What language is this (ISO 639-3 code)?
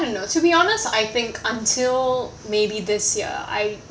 eng